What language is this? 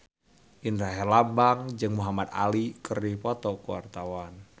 Sundanese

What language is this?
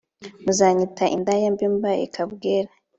Kinyarwanda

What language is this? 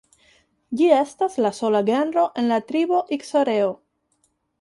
Esperanto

